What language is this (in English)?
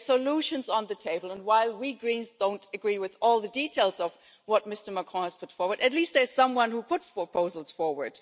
English